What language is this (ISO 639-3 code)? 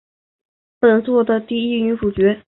zho